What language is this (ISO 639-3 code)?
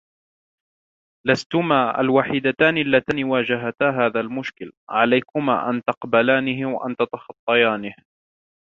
ara